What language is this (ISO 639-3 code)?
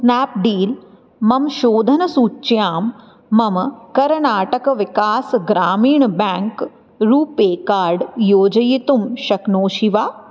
san